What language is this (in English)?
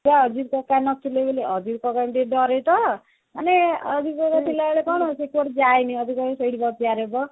Odia